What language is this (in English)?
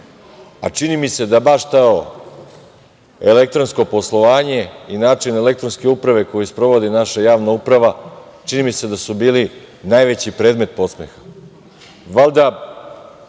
Serbian